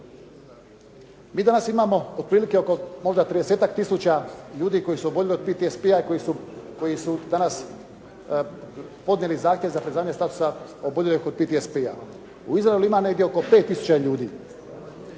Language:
Croatian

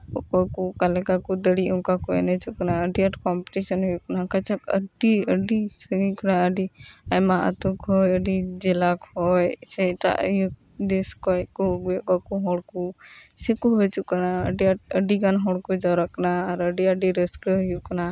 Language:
Santali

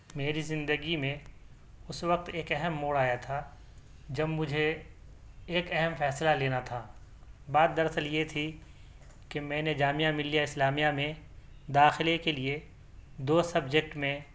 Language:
Urdu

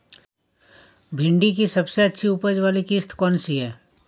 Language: Hindi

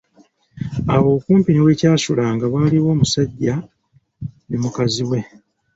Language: Ganda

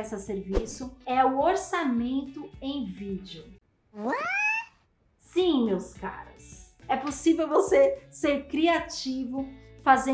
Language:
Portuguese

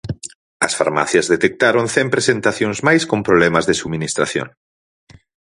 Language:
Galician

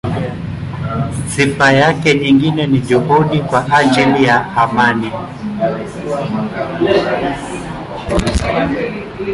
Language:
Swahili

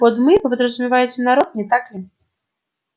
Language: Russian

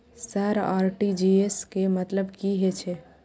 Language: Maithili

